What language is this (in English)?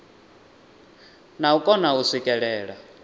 Venda